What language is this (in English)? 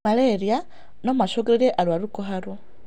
Kikuyu